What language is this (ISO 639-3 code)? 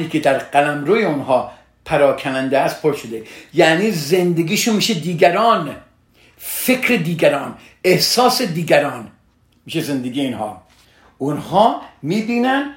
fas